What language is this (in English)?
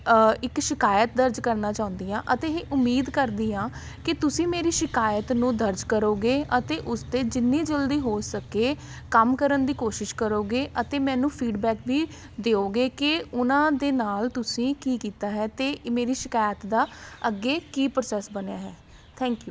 Punjabi